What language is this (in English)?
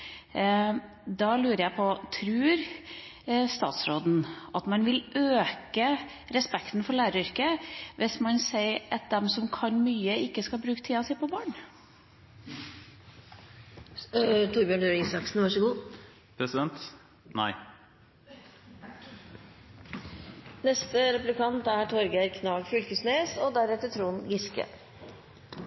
Norwegian